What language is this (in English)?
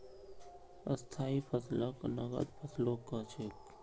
Magahi